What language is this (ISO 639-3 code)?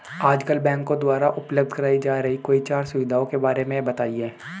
hin